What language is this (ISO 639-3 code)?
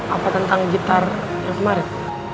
ind